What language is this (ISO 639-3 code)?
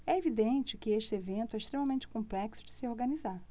por